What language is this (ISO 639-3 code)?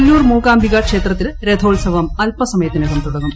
mal